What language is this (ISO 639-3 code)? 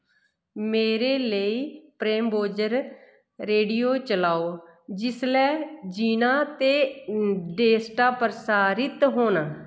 doi